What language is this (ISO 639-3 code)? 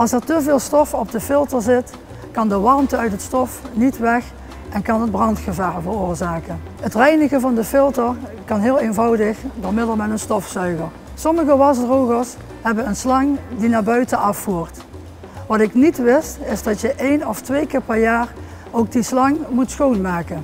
nld